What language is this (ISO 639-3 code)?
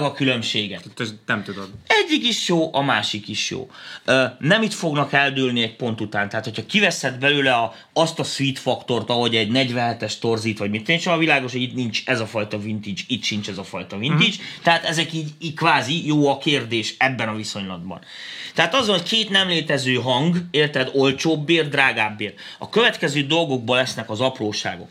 hun